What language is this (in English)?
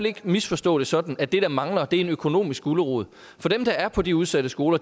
Danish